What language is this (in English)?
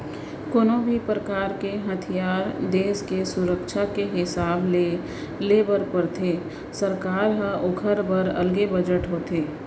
Chhattisgarhi